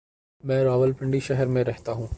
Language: Urdu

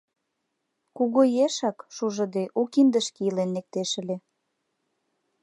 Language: Mari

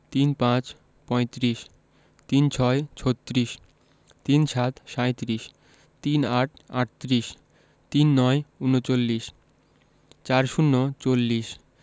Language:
Bangla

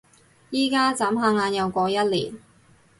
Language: Cantonese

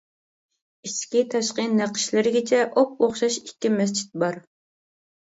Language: Uyghur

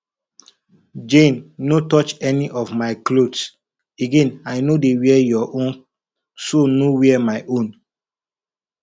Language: Nigerian Pidgin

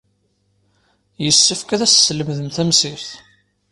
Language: Kabyle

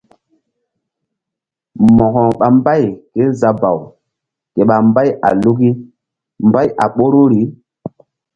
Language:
Mbum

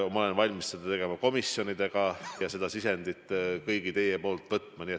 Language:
Estonian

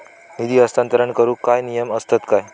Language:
Marathi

